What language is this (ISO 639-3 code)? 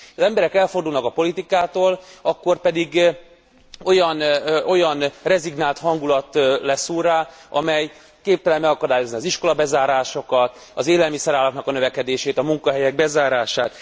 hun